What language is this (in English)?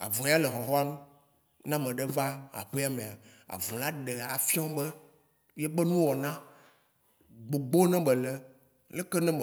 Waci Gbe